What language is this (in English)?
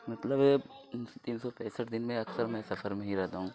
Urdu